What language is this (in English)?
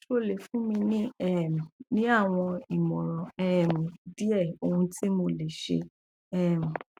Yoruba